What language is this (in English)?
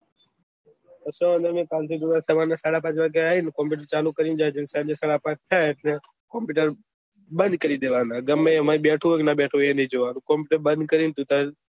Gujarati